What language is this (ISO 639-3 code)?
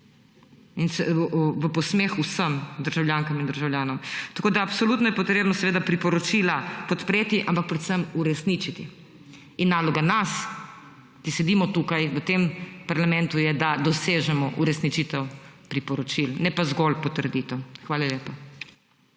slv